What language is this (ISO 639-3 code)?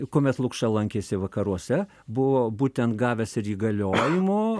lit